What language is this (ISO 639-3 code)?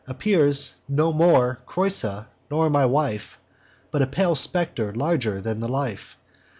eng